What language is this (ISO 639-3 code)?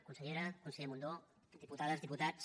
cat